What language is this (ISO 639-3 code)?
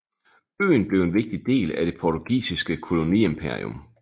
dan